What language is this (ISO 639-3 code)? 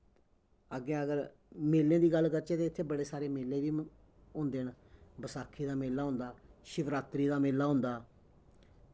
doi